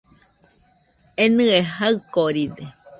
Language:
Nüpode Huitoto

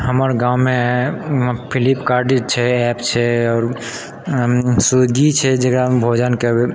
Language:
Maithili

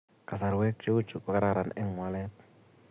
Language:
Kalenjin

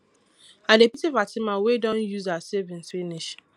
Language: Nigerian Pidgin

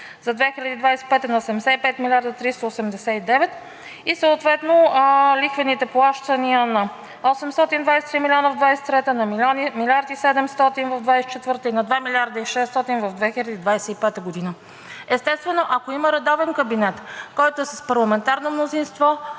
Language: Bulgarian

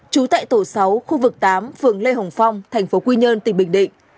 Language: Vietnamese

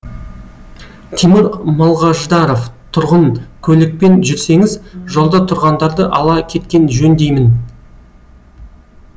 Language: Kazakh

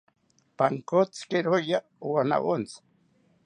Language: South Ucayali Ashéninka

